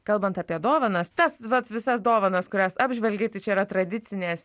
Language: Lithuanian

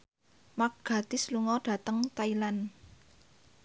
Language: Javanese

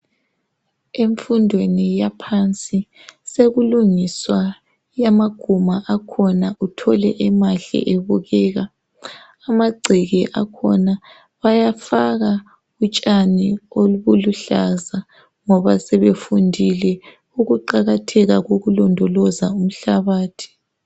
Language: North Ndebele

